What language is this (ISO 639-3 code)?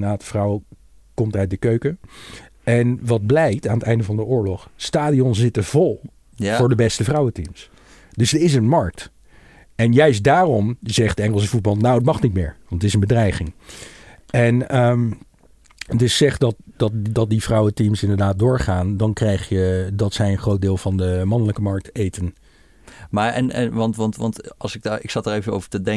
nld